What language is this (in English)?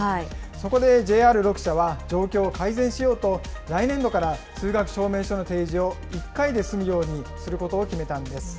Japanese